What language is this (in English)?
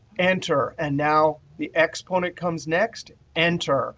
English